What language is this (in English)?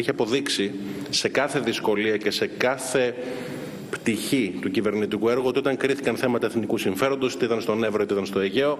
Greek